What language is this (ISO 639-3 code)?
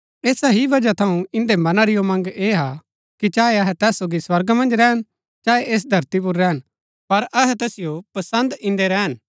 gbk